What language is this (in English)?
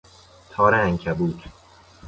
Persian